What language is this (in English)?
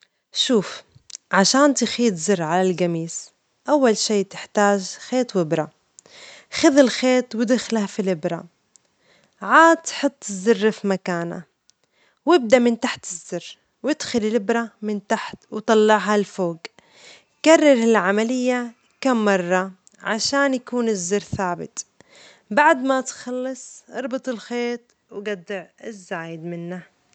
Omani Arabic